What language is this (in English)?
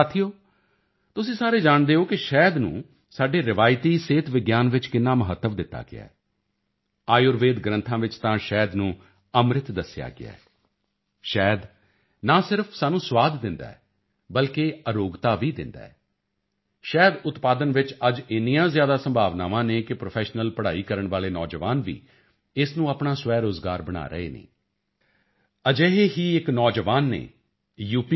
Punjabi